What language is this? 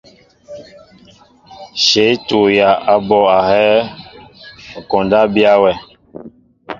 Mbo (Cameroon)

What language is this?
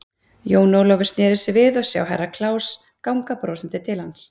Icelandic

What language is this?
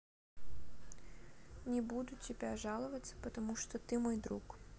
Russian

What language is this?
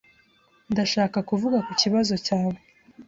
Kinyarwanda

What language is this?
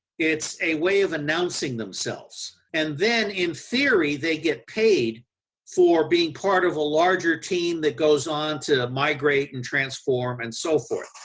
English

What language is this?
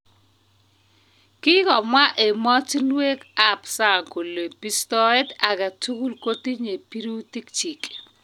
Kalenjin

